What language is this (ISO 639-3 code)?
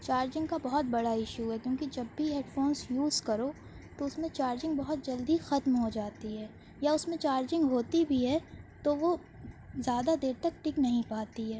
urd